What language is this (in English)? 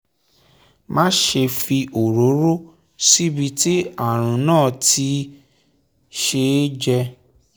Yoruba